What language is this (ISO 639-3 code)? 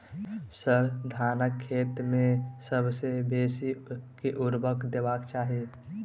mai